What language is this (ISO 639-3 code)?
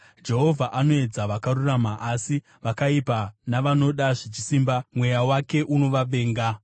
sna